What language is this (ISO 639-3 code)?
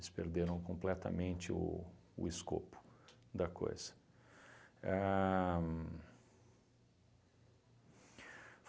por